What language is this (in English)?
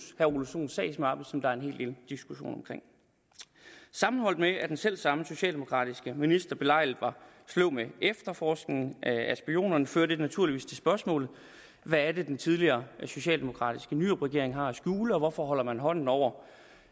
Danish